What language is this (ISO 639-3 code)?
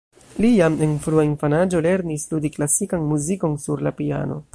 epo